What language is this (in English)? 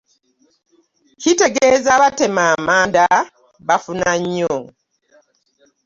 Ganda